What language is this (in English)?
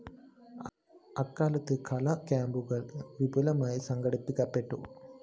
Malayalam